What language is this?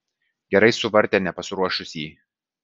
Lithuanian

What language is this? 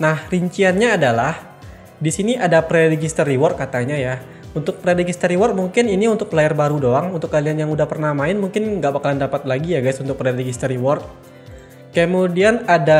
Indonesian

